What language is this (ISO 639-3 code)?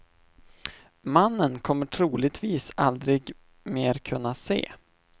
swe